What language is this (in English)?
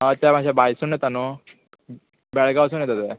Konkani